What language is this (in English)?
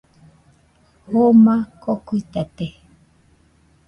Nüpode Huitoto